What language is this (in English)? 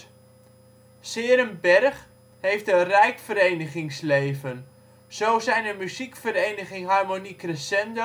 Dutch